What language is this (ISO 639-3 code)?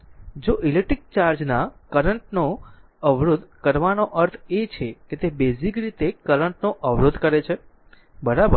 guj